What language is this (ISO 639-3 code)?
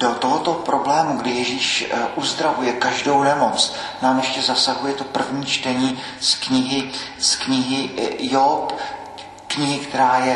ces